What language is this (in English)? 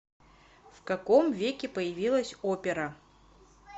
Russian